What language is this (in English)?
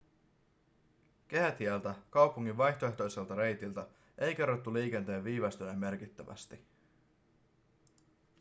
Finnish